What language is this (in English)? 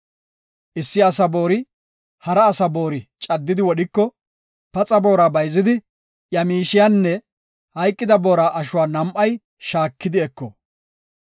Gofa